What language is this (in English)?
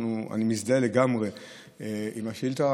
Hebrew